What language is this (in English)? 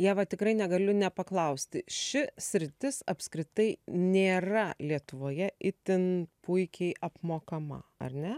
Lithuanian